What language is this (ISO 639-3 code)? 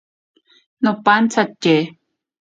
prq